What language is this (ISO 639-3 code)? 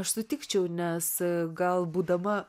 lit